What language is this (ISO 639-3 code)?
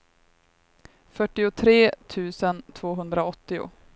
swe